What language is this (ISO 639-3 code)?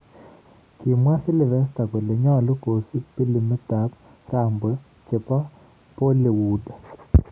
kln